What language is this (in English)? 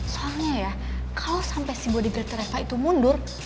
Indonesian